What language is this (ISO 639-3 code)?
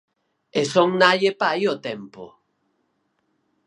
glg